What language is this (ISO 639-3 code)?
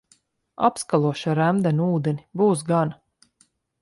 lav